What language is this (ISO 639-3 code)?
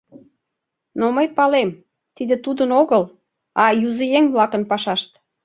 chm